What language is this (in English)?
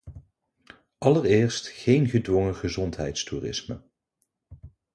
Dutch